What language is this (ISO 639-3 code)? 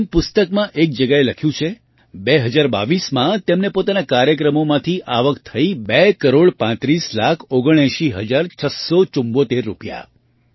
guj